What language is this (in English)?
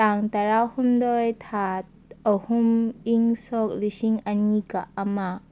Manipuri